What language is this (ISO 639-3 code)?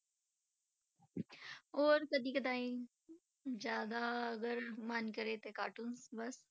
pan